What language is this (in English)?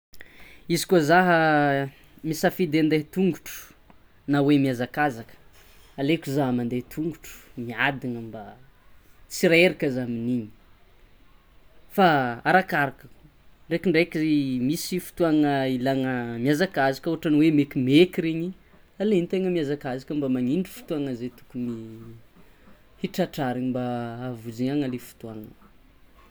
Tsimihety Malagasy